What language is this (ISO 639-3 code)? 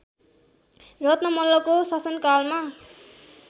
nep